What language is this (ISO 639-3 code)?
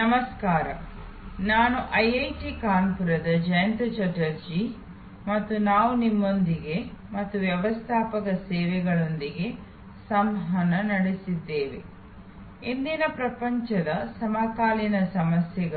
kan